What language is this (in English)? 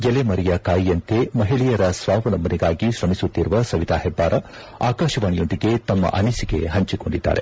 Kannada